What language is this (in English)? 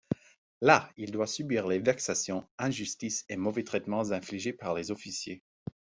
French